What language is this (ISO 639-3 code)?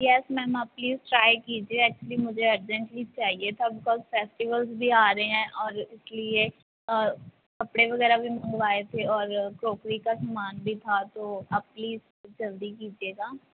pan